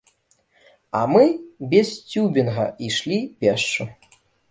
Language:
Belarusian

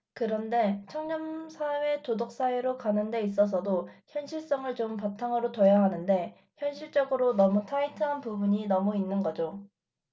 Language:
Korean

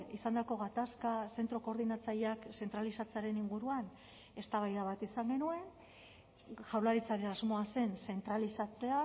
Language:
Basque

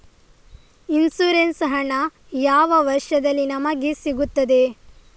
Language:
Kannada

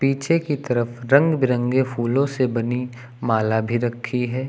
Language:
Hindi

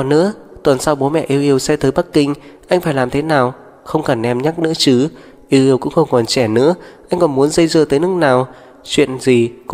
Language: Vietnamese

